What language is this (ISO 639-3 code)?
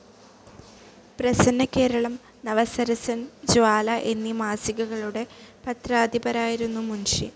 mal